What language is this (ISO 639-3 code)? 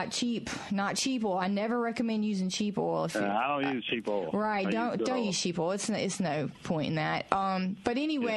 eng